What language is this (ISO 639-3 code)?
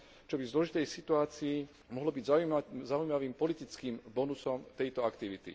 slk